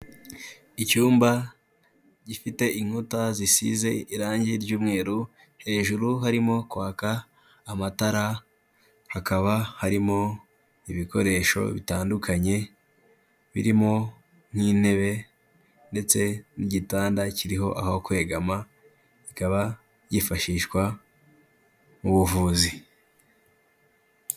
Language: Kinyarwanda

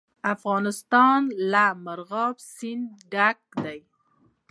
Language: Pashto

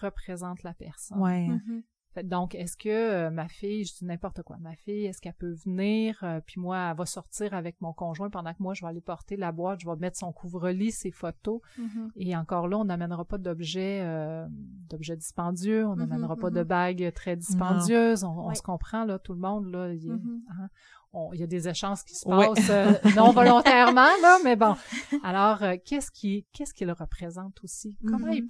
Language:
French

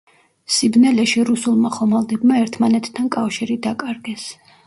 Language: Georgian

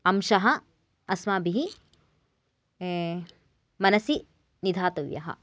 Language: Sanskrit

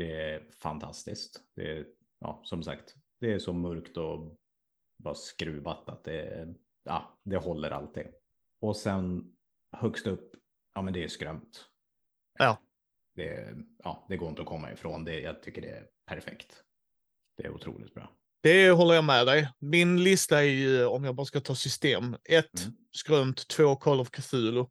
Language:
Swedish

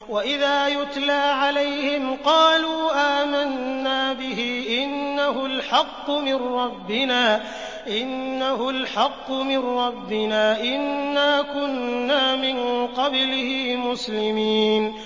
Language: Arabic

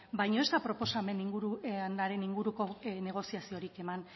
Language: Basque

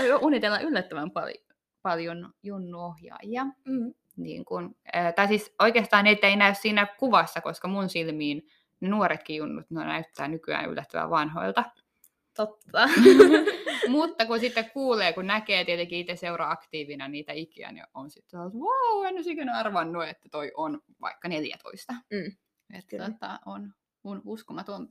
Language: Finnish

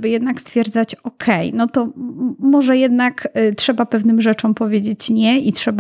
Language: Polish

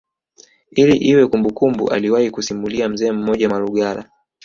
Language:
Swahili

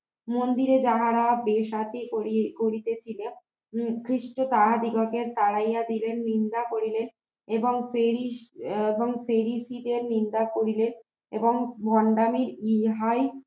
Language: Bangla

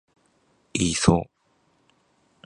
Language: Japanese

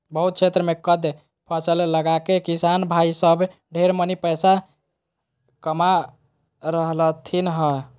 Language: Magahi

